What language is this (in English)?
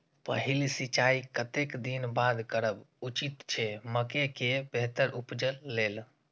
Maithili